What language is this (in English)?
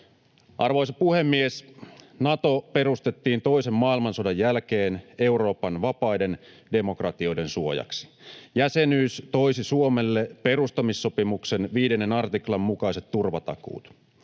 Finnish